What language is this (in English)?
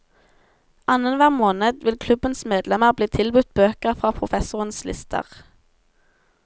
Norwegian